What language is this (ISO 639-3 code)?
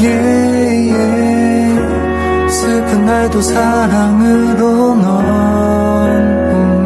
kor